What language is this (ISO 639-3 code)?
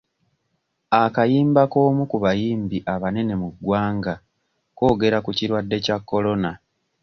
lug